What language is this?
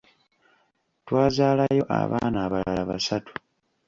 Ganda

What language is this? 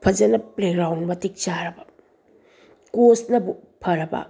Manipuri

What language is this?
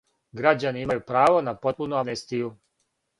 Serbian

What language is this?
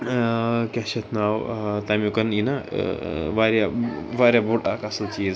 Kashmiri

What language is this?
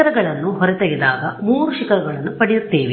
Kannada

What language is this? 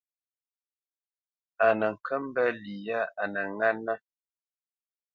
Bamenyam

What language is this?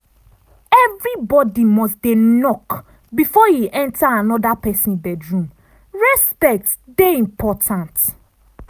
Nigerian Pidgin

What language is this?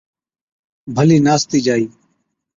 Od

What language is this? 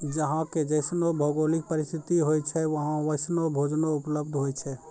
Maithili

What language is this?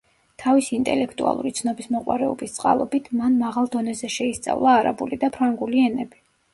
Georgian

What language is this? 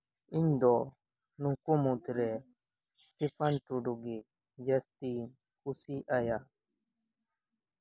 Santali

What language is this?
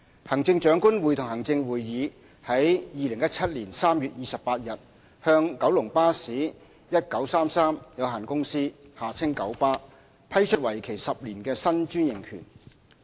Cantonese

